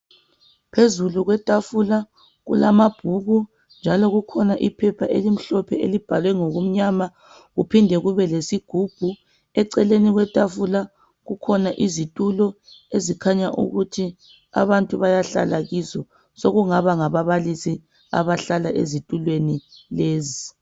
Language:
North Ndebele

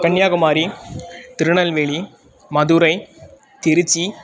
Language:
Sanskrit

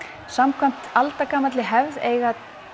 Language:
Icelandic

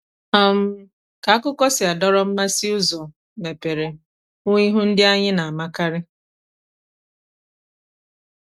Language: Igbo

